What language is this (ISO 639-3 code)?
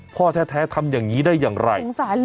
tha